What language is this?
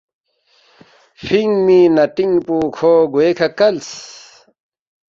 Balti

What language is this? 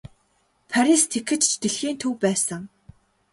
Mongolian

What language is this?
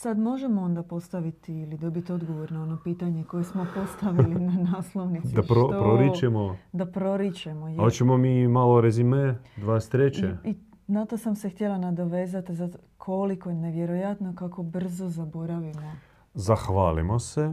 Croatian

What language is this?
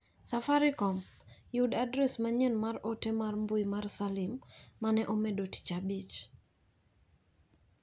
Luo (Kenya and Tanzania)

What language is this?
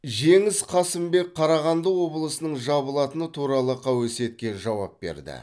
Kazakh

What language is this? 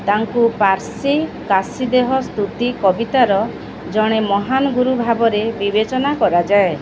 Odia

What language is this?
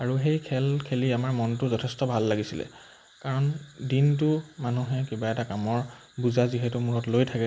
Assamese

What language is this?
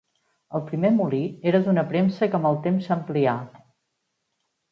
Catalan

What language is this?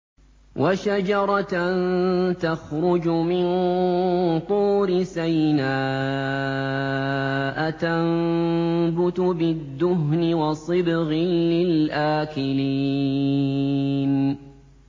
Arabic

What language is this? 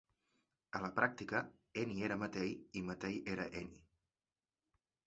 Catalan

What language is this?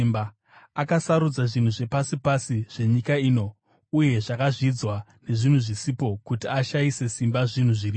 Shona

